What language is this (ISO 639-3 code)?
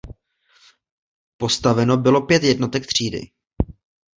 ces